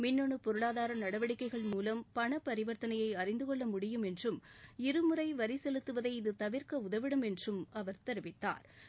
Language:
Tamil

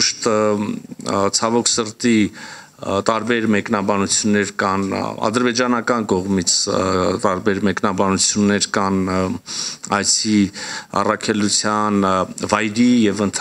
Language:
Romanian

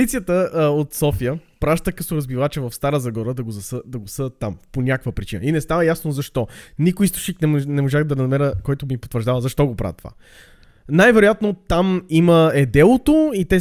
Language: Bulgarian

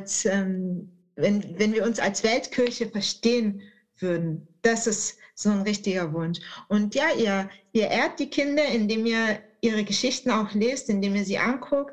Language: German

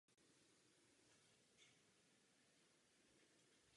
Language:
Czech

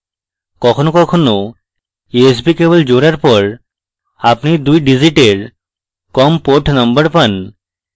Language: Bangla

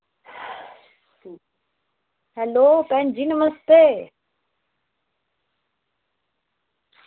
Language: Dogri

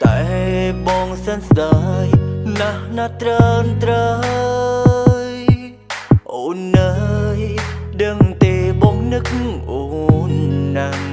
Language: Khmer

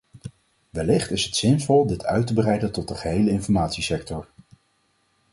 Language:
Dutch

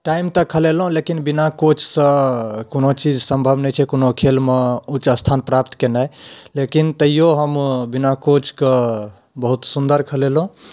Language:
Maithili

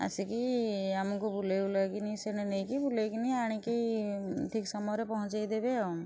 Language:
Odia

